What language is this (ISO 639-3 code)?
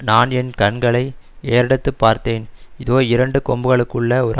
tam